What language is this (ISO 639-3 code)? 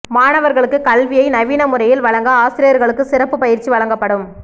tam